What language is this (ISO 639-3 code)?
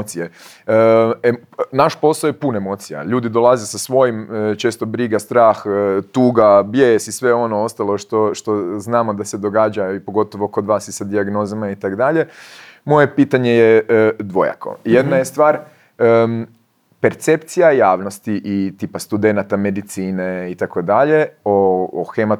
hrv